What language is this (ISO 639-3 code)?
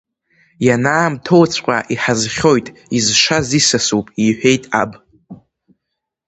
abk